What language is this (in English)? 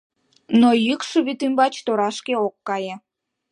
Mari